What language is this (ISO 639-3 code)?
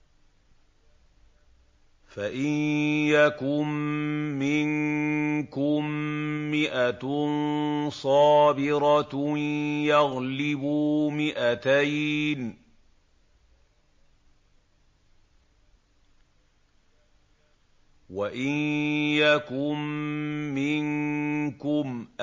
ara